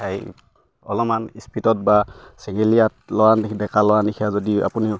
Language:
Assamese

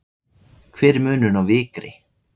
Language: Icelandic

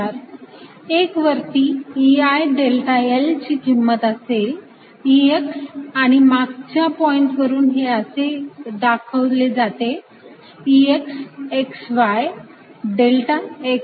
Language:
Marathi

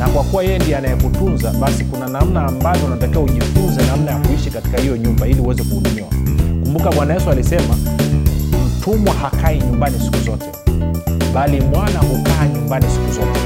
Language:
Swahili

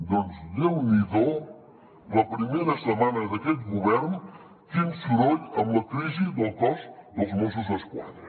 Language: Catalan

